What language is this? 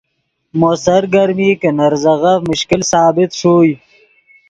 Yidgha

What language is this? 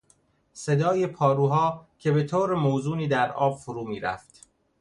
Persian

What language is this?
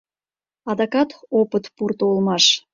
Mari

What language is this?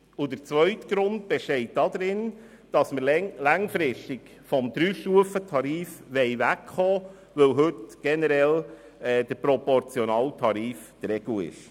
Swiss German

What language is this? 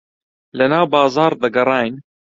Central Kurdish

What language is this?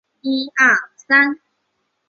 Chinese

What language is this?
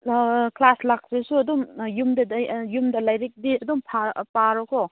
Manipuri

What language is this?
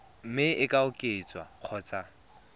Tswana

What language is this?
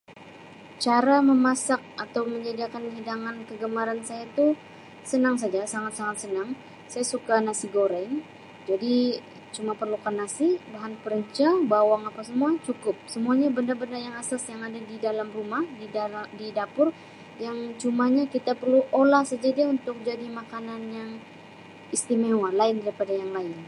Sabah Malay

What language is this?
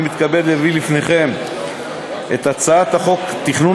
Hebrew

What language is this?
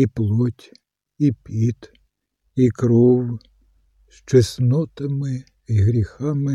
Ukrainian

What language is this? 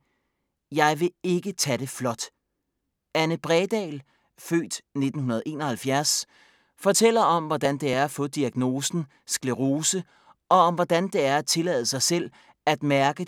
Danish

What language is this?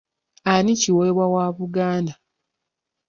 Ganda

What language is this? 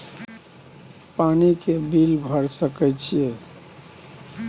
Maithili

